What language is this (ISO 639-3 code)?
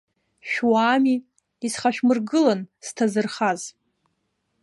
abk